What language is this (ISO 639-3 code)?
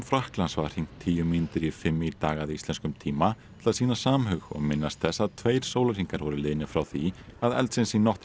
isl